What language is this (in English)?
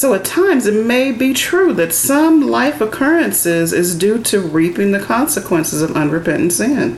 English